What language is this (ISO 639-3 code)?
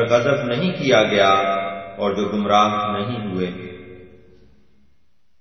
urd